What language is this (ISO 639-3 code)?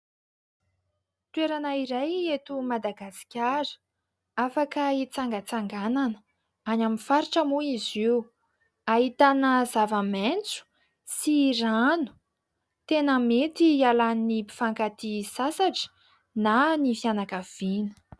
mlg